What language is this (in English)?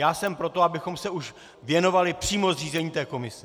Czech